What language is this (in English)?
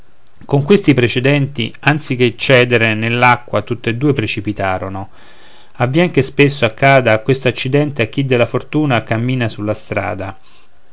Italian